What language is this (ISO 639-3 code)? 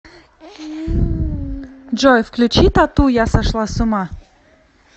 rus